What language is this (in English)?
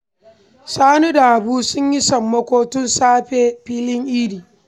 Hausa